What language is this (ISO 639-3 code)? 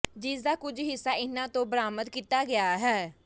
pan